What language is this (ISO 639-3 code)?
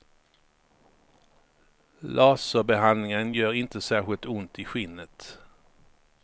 swe